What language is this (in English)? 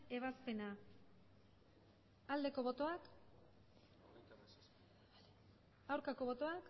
Basque